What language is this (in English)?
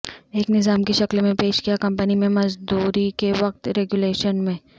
Urdu